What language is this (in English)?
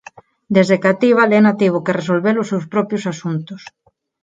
Galician